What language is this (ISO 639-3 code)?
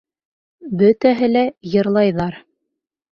bak